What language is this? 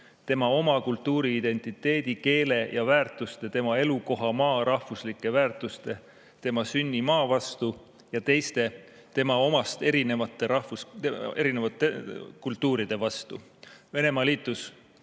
Estonian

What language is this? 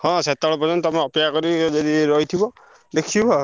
Odia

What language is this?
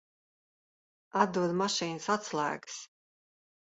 Latvian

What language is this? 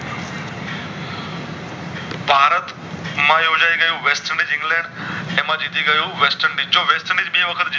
Gujarati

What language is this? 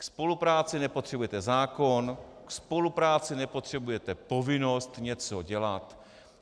Czech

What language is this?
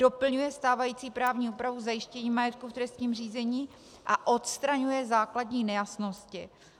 Czech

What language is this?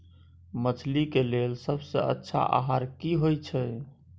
Maithili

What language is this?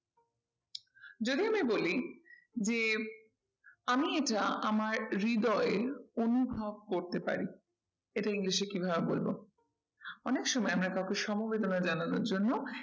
Bangla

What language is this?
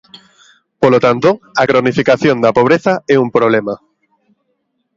Galician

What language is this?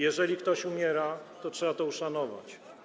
Polish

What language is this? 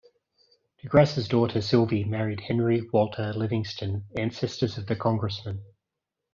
English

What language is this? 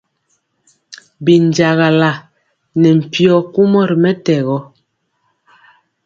Mpiemo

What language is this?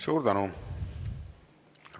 Estonian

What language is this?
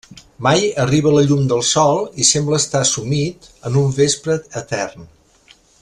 Catalan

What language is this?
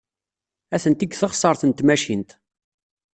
Kabyle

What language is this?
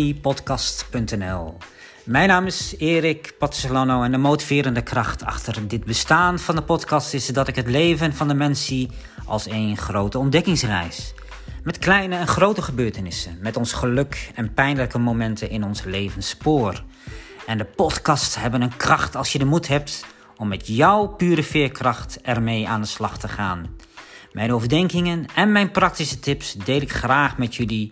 Dutch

